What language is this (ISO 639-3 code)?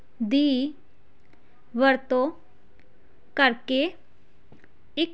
pan